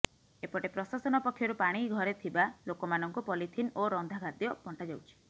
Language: Odia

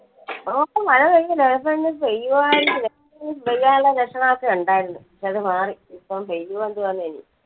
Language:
Malayalam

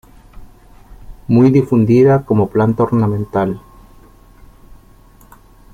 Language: Spanish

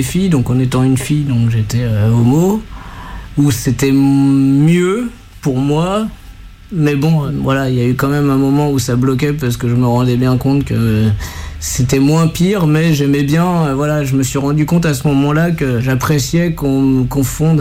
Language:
French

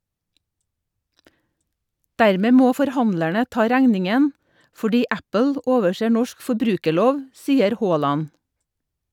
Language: Norwegian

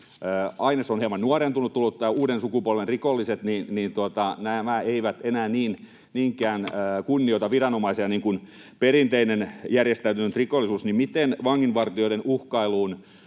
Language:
Finnish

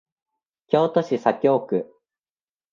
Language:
Japanese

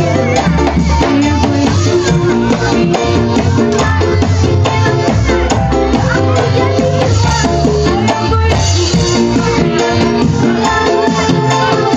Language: Indonesian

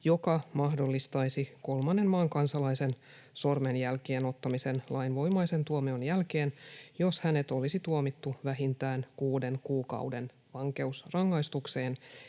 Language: Finnish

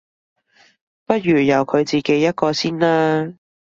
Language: Cantonese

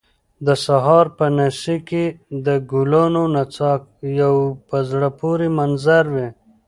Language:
Pashto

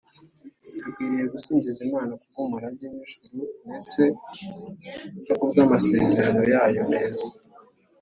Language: Kinyarwanda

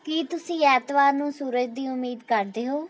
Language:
Punjabi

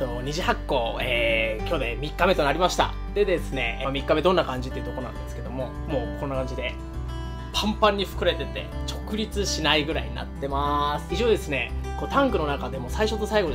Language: Japanese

